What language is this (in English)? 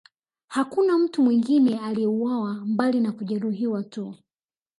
Swahili